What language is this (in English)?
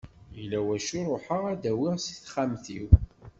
Kabyle